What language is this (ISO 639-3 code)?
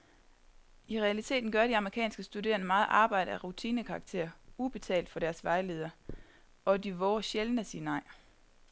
dan